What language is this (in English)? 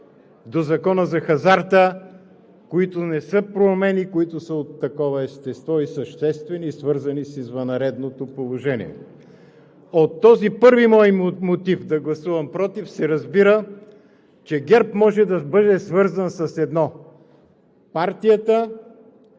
Bulgarian